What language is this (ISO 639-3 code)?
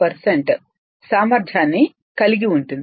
tel